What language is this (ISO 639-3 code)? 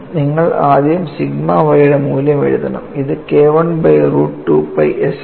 mal